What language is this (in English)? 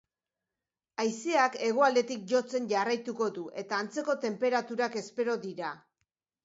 Basque